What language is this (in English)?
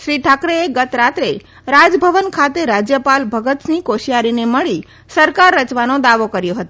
Gujarati